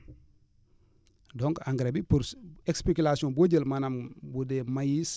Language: Wolof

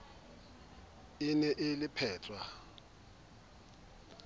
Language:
Southern Sotho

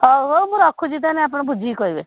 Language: Odia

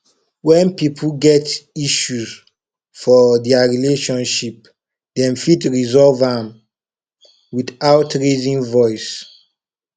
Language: Nigerian Pidgin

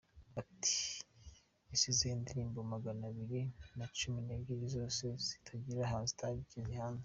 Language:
Kinyarwanda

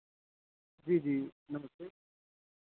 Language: Dogri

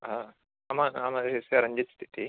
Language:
Sanskrit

